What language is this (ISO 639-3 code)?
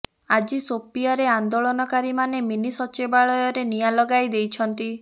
ori